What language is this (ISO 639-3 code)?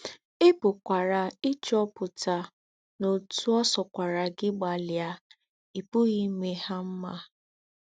ibo